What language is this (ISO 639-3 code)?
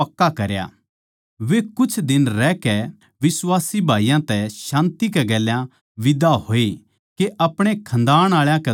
bgc